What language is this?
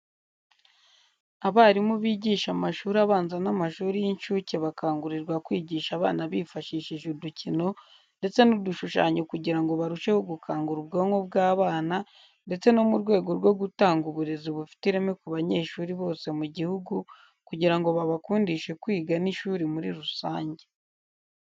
Kinyarwanda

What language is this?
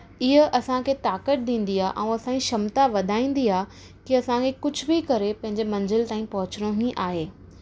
Sindhi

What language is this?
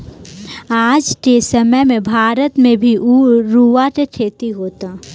Bhojpuri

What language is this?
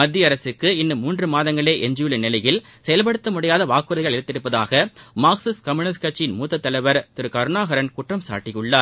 Tamil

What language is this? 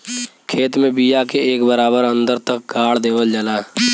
Bhojpuri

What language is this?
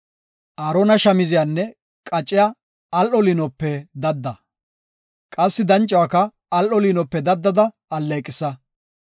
Gofa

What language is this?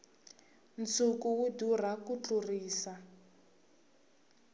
Tsonga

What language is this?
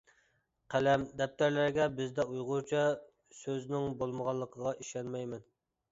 Uyghur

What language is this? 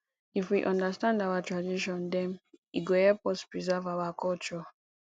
Nigerian Pidgin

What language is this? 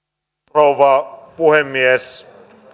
Finnish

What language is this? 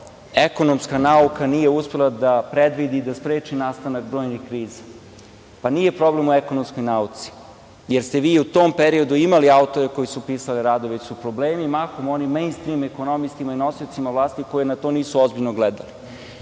Serbian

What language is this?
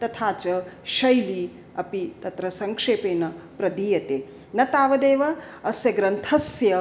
Sanskrit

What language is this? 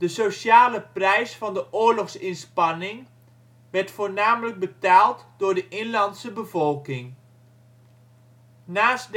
Dutch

